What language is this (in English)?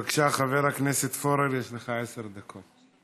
Hebrew